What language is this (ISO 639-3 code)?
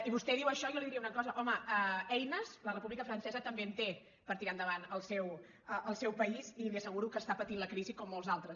cat